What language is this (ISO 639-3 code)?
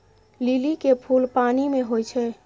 mai